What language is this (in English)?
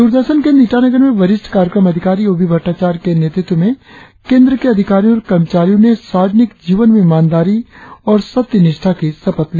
Hindi